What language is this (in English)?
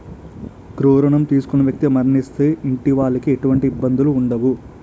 Telugu